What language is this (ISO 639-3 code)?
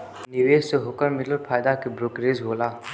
bho